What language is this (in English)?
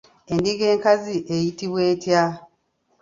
Ganda